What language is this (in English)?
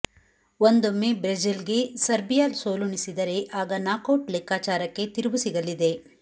Kannada